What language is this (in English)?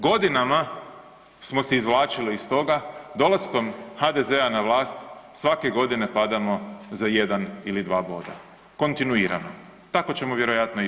Croatian